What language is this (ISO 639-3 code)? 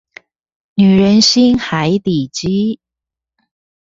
zho